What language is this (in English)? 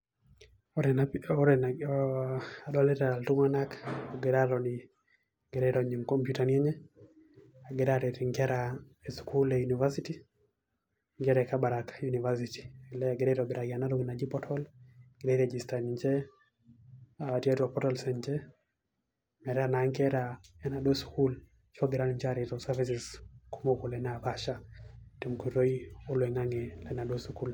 Masai